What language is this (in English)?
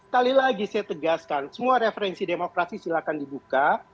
Indonesian